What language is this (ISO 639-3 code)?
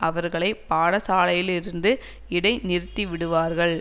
tam